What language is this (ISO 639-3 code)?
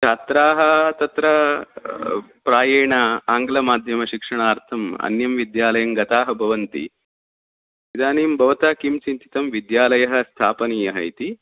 san